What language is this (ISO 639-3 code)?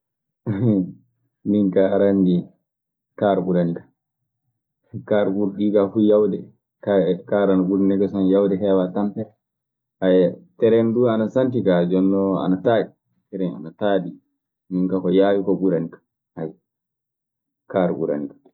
ffm